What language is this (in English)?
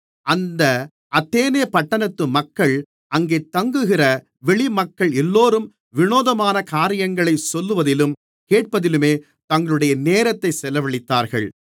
Tamil